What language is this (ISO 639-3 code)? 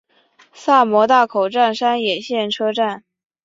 zho